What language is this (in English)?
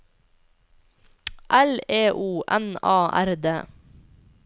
Norwegian